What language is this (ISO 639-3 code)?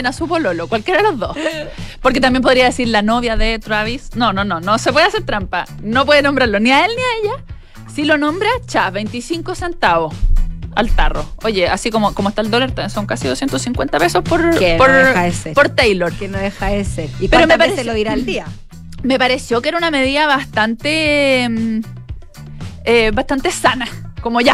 spa